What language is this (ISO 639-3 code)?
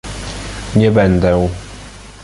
pol